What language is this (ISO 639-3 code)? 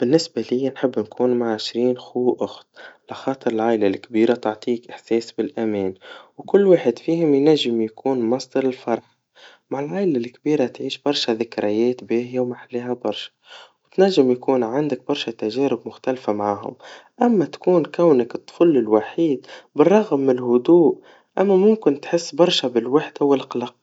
aeb